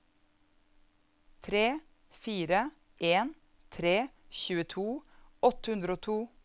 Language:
Norwegian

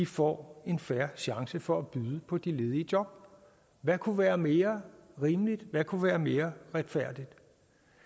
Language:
Danish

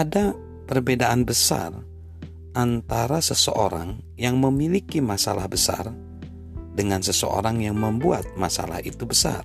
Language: Indonesian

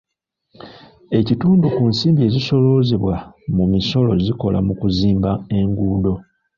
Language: Ganda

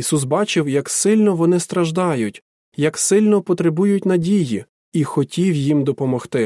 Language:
Ukrainian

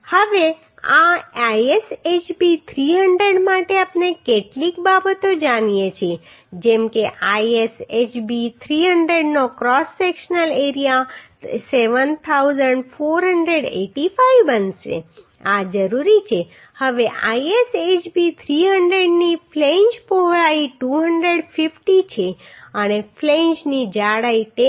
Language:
Gujarati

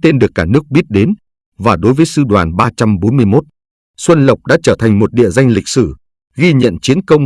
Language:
Vietnamese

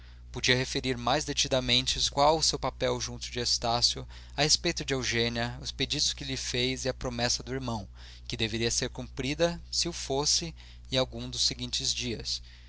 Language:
Portuguese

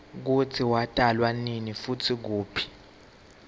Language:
Swati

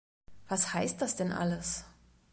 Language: German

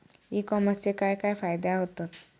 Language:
Marathi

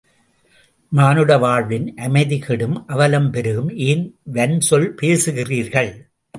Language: Tamil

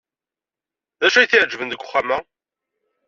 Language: Kabyle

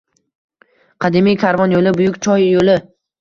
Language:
Uzbek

